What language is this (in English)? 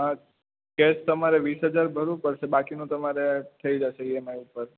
Gujarati